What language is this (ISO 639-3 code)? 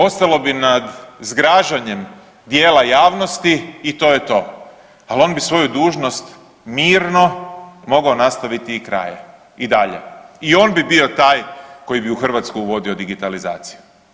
hrv